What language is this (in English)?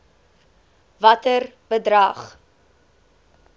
Afrikaans